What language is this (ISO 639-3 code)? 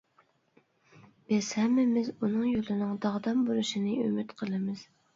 uig